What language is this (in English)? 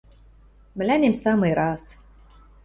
Western Mari